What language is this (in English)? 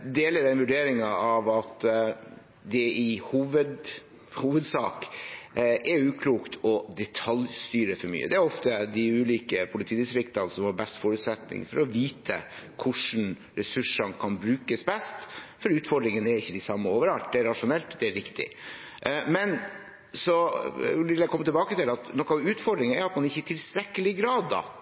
Norwegian Bokmål